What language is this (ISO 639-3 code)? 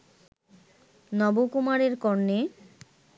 ben